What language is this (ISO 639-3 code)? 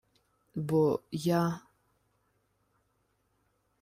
ukr